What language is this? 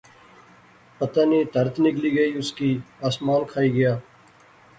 Pahari-Potwari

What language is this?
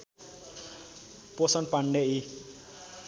Nepali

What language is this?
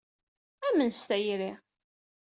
Kabyle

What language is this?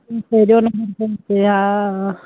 Sindhi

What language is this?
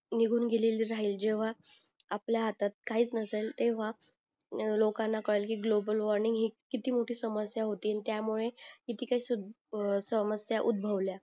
Marathi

